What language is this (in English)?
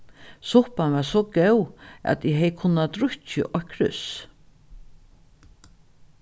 Faroese